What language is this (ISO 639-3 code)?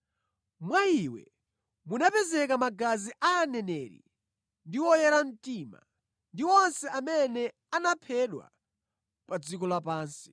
nya